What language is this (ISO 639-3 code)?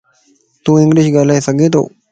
lss